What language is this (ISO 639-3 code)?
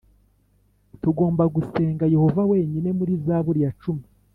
kin